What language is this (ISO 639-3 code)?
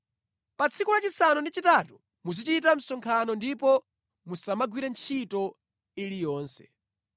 nya